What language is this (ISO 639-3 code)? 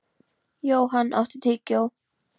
isl